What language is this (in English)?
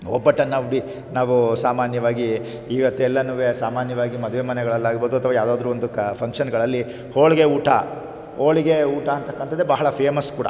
Kannada